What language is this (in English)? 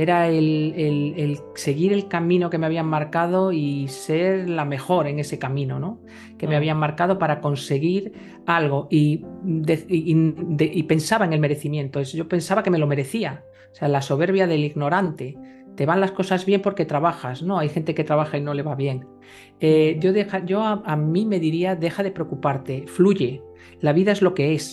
Spanish